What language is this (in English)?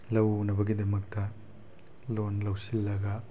Manipuri